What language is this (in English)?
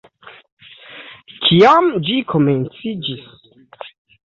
Esperanto